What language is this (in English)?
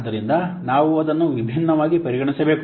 Kannada